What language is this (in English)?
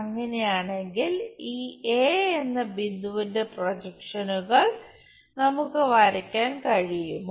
Malayalam